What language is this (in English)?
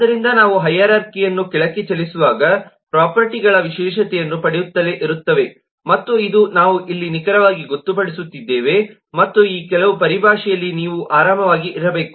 Kannada